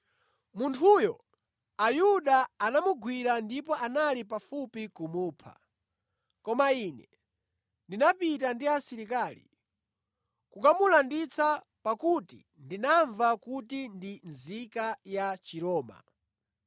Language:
Nyanja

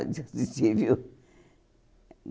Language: Portuguese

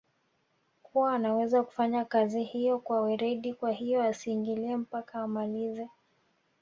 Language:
Swahili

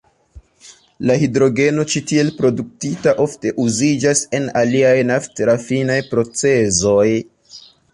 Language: Esperanto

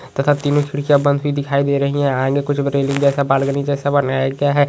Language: Magahi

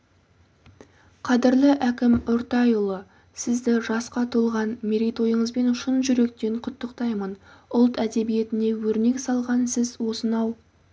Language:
Kazakh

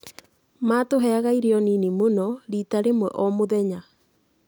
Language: Kikuyu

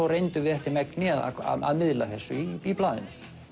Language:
Icelandic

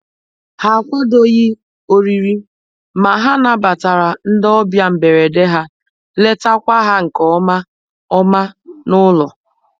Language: Igbo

